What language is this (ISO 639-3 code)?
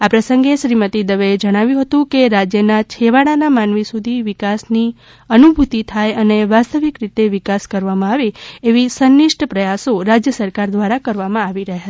guj